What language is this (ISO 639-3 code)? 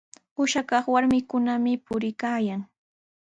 qws